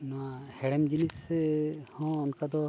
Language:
Santali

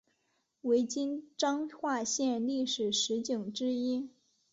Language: Chinese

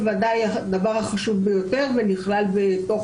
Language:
Hebrew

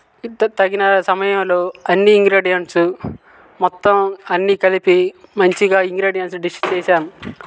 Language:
Telugu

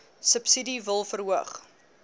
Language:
Afrikaans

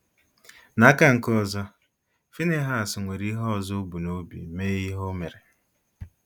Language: Igbo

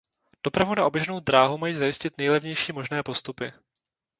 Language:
Czech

